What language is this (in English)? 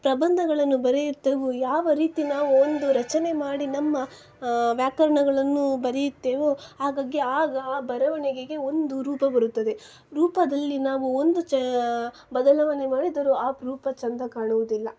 Kannada